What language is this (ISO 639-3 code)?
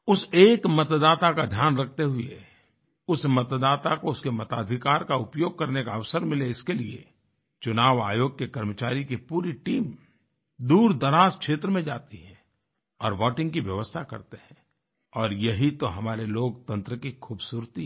hin